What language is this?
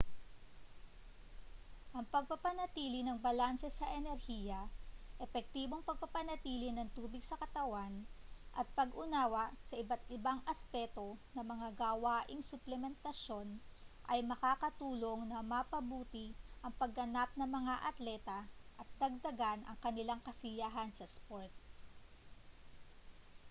Filipino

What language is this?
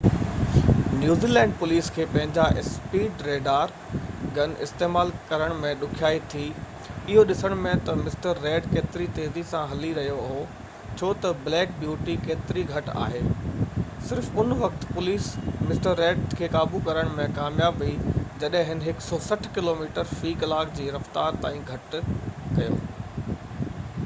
Sindhi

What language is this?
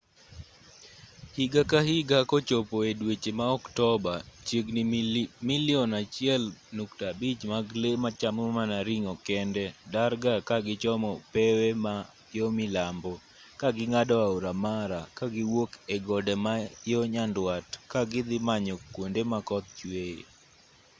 Luo (Kenya and Tanzania)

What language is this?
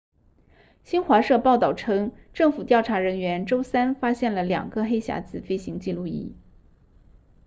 Chinese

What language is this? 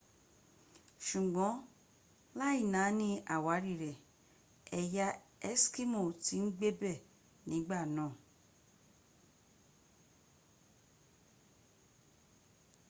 Yoruba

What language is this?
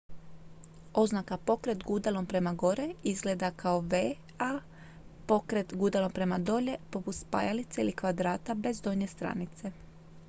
Croatian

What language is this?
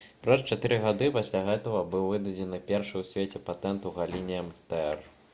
Belarusian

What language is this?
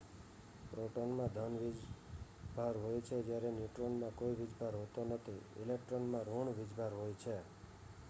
Gujarati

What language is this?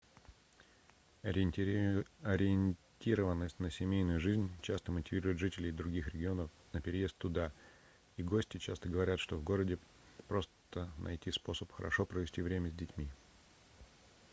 Russian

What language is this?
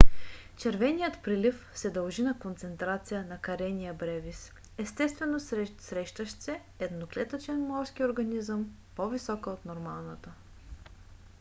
Bulgarian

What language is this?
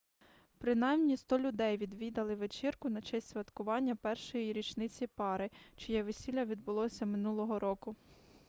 Ukrainian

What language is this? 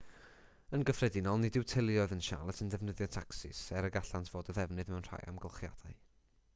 Welsh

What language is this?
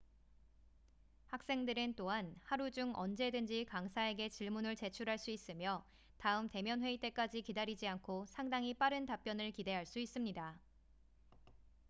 Korean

